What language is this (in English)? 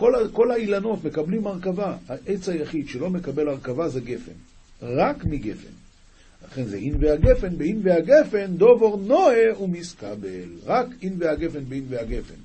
Hebrew